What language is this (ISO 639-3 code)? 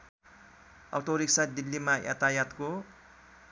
nep